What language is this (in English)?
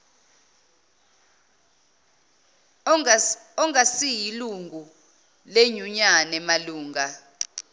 Zulu